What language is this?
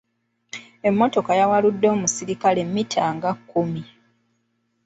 Ganda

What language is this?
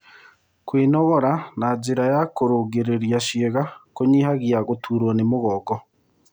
Kikuyu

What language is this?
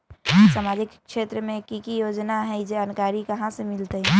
Magahi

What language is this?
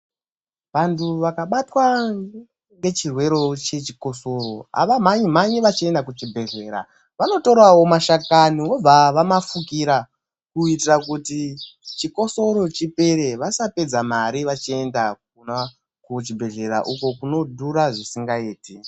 Ndau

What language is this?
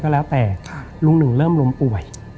Thai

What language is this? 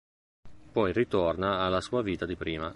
Italian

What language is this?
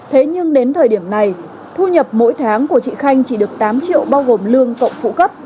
Vietnamese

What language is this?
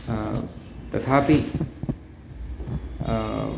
Sanskrit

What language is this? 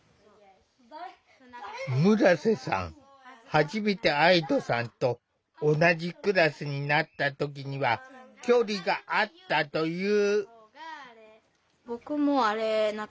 Japanese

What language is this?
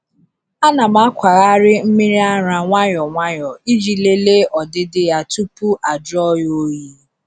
Igbo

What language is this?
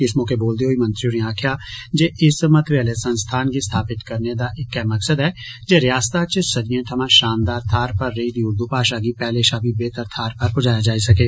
Dogri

